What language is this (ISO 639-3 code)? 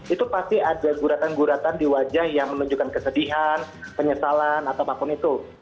ind